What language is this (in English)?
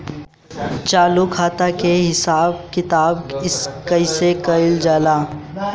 Bhojpuri